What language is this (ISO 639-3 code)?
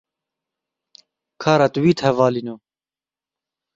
kur